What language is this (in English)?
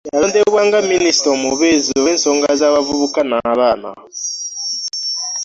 Ganda